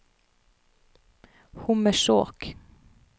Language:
Norwegian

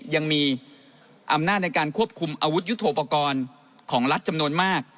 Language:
Thai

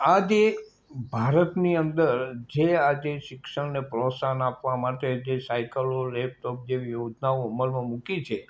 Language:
Gujarati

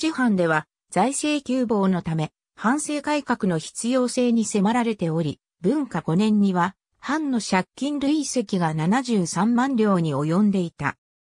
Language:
Japanese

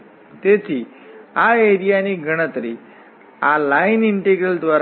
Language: Gujarati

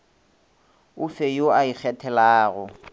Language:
Northern Sotho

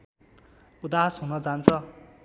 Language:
Nepali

